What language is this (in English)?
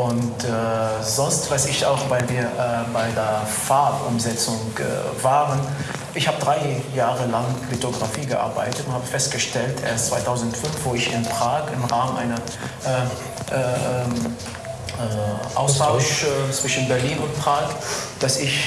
German